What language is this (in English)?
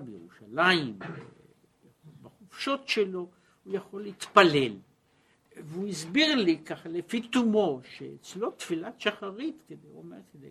Hebrew